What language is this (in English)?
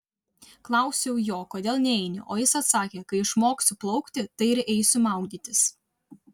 Lithuanian